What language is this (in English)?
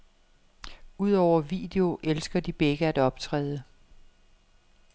Danish